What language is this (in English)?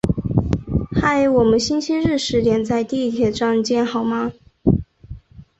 Chinese